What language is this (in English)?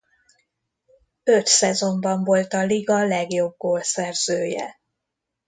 Hungarian